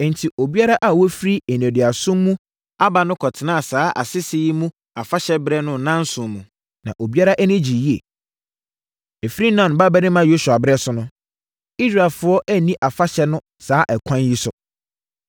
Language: Akan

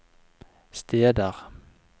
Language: Norwegian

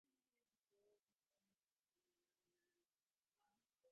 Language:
Divehi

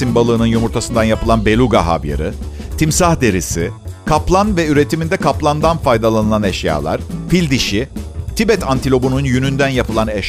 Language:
Turkish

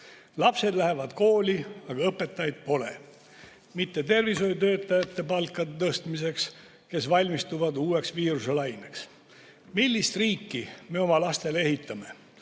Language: Estonian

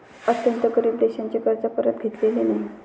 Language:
Marathi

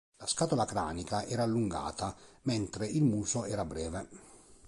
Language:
Italian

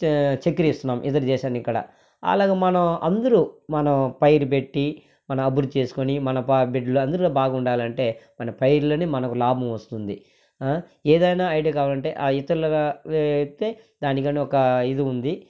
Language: Telugu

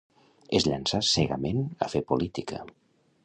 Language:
Catalan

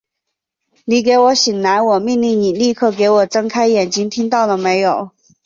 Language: Chinese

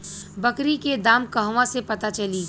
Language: Bhojpuri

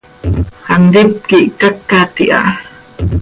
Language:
Seri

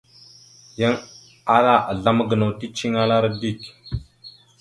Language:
Mada (Cameroon)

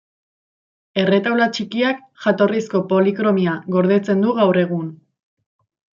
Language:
Basque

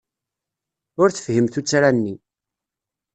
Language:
Kabyle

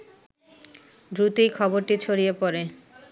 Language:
Bangla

